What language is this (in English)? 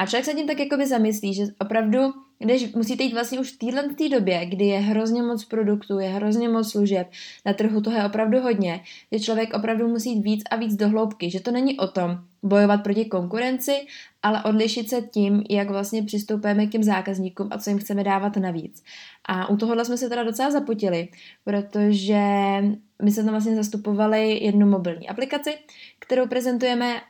Czech